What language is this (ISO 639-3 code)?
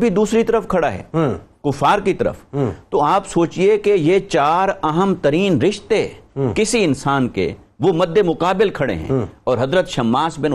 urd